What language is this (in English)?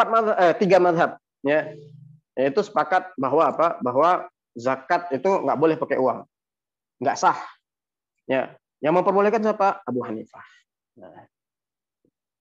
Indonesian